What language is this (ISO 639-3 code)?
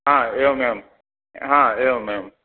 san